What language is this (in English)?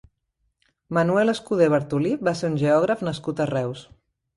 Catalan